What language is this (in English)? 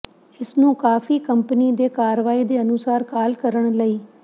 Punjabi